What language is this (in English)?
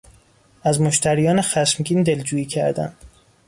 Persian